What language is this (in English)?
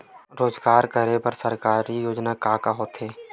Chhattisgarhi